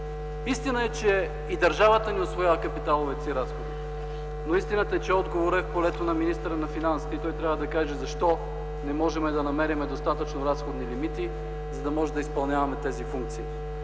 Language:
Bulgarian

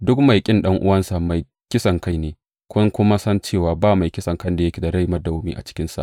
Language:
Hausa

